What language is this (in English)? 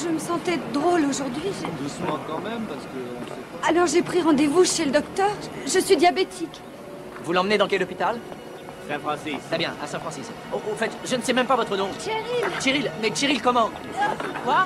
French